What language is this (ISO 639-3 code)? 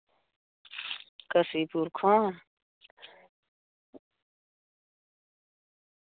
sat